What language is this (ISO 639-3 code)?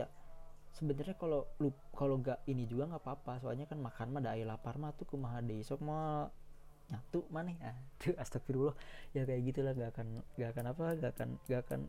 ind